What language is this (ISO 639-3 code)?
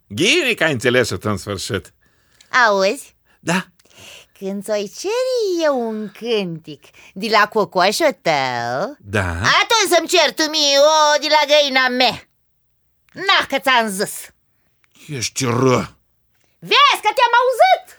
ron